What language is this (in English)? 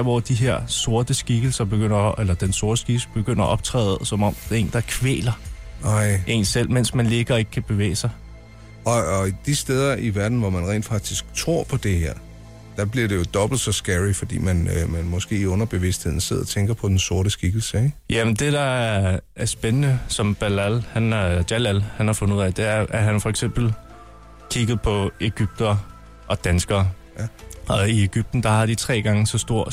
Danish